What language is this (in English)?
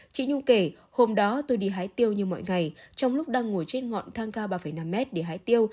Vietnamese